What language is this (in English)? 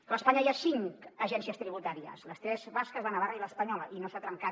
Catalan